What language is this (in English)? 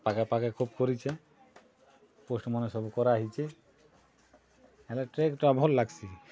Odia